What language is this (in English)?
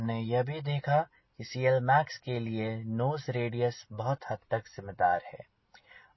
Hindi